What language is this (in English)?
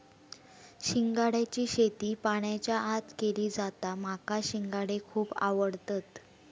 Marathi